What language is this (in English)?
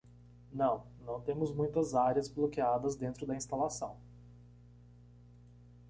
Portuguese